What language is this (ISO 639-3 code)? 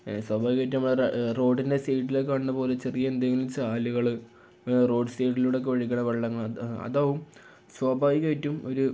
mal